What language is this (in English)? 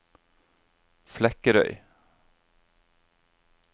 Norwegian